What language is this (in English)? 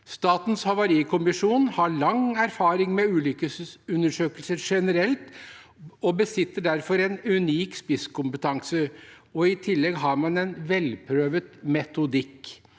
Norwegian